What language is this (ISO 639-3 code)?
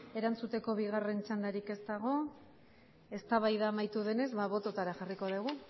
eus